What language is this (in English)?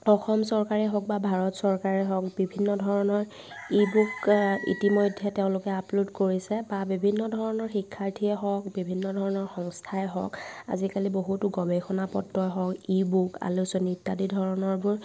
Assamese